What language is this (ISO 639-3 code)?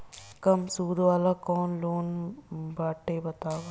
bho